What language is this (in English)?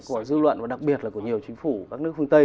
Vietnamese